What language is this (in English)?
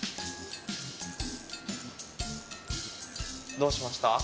Japanese